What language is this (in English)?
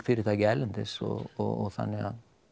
Icelandic